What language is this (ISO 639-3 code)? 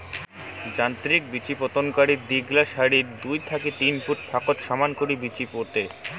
ben